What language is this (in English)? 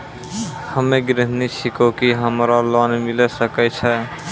Maithili